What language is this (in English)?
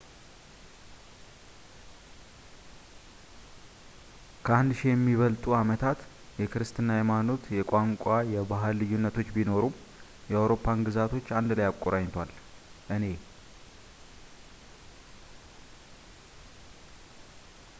Amharic